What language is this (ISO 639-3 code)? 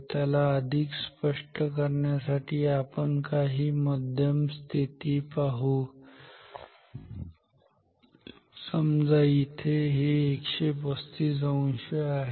mar